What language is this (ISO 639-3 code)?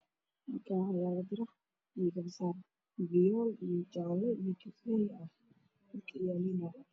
som